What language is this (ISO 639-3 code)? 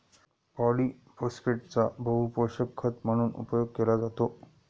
mar